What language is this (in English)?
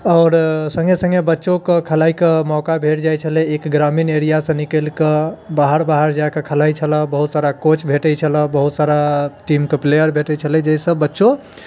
Maithili